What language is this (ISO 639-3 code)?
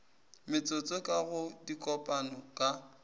nso